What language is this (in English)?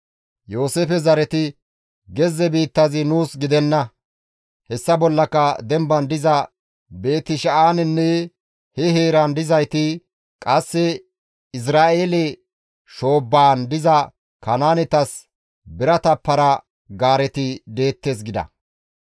Gamo